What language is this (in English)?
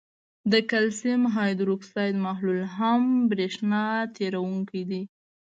Pashto